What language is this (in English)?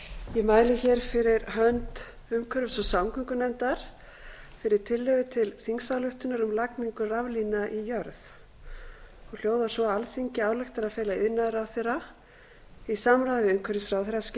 Icelandic